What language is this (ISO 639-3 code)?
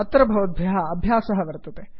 san